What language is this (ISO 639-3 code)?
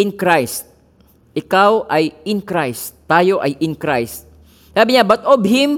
fil